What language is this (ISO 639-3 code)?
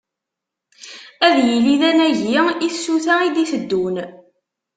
kab